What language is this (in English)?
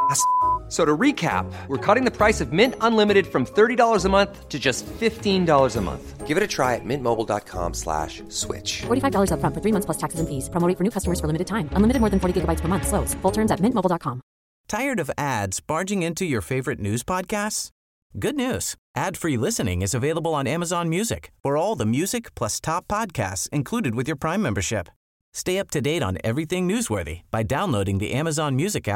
Swedish